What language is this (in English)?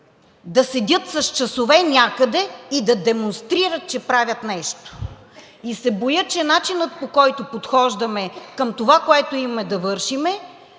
Bulgarian